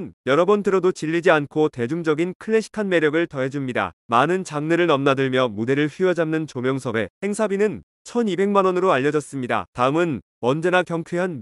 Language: Korean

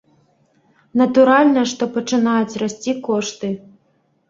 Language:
Belarusian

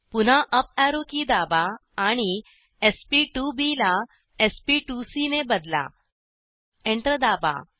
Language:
Marathi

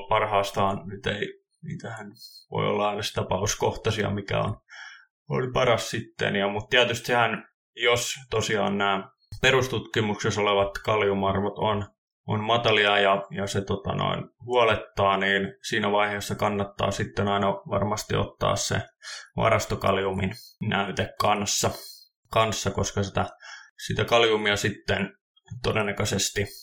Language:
Finnish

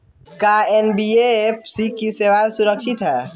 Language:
Bhojpuri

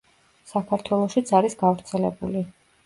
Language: Georgian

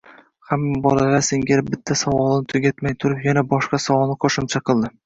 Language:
Uzbek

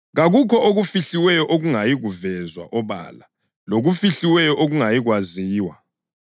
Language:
North Ndebele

